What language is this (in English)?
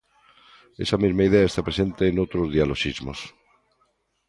Galician